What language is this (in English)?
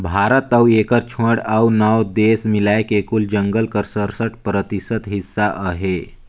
Chhattisgarhi